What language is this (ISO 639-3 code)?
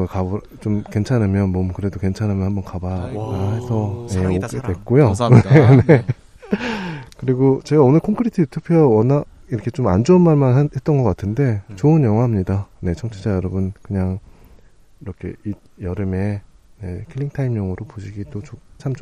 kor